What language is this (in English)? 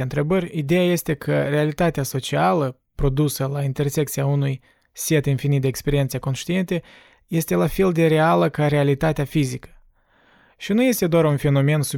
Romanian